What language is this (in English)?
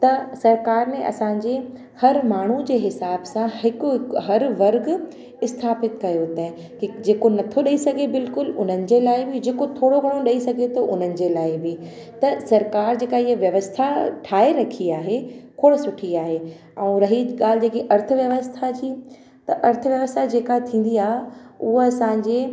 Sindhi